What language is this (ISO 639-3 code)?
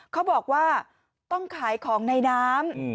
tha